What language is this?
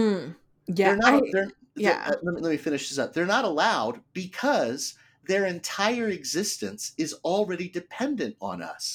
English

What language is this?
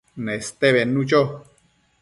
Matsés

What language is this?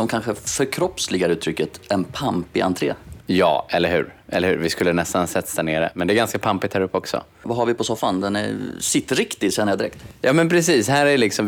Swedish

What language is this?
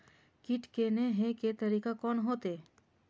Maithili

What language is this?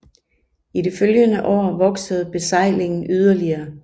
Danish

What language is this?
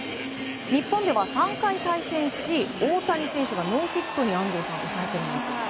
Japanese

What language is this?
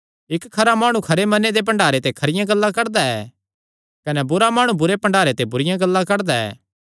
Kangri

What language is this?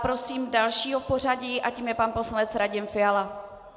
Czech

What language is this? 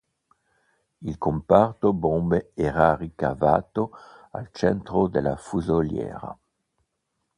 Italian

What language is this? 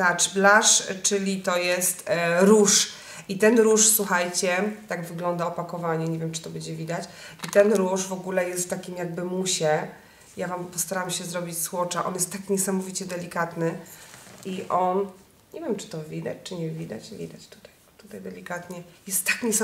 Polish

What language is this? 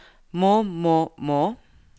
Norwegian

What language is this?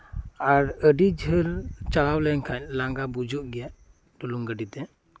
Santali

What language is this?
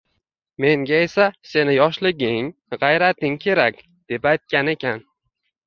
Uzbek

